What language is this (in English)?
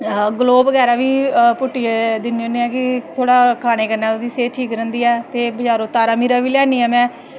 Dogri